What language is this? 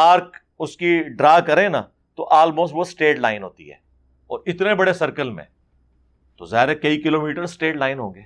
Urdu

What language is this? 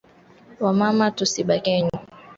Swahili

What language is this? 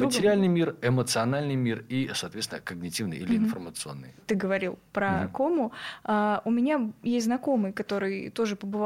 Russian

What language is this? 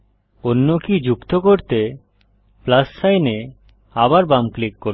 Bangla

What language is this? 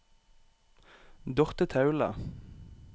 Norwegian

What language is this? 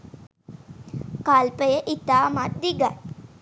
Sinhala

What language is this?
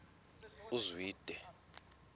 Xhosa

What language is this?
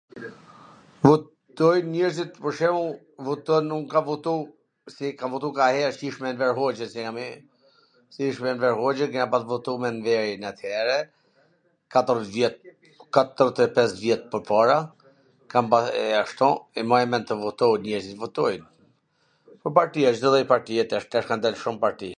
Gheg Albanian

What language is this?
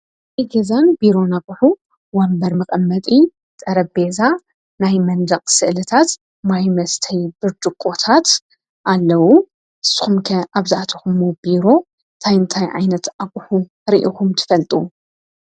Tigrinya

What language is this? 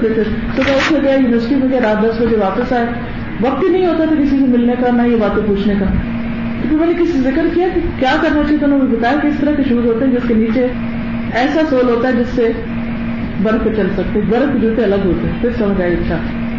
Urdu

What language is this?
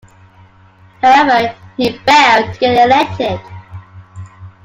English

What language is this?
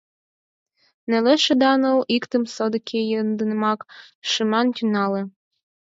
Mari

